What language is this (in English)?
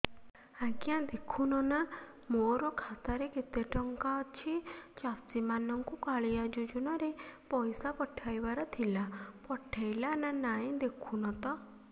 Odia